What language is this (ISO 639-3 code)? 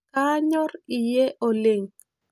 mas